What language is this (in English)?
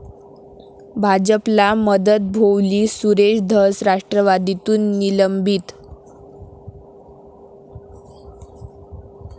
Marathi